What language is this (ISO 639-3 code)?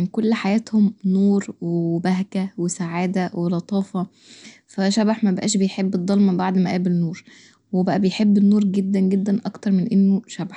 arz